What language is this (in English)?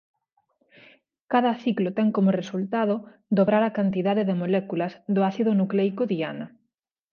Galician